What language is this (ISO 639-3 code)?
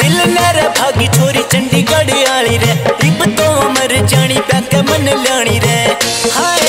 hin